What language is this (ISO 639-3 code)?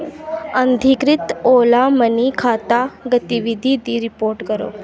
doi